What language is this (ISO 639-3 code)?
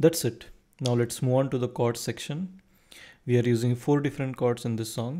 eng